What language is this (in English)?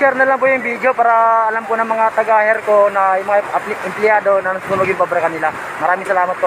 Filipino